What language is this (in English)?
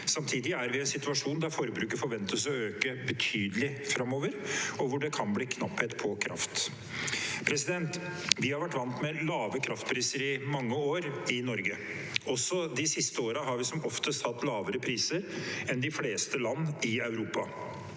Norwegian